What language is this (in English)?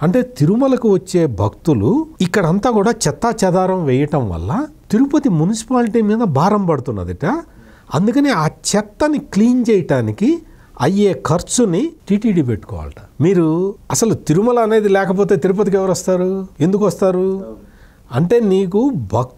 Telugu